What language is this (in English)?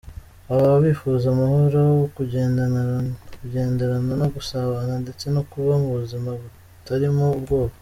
Kinyarwanda